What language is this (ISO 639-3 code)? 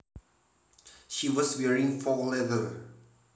jav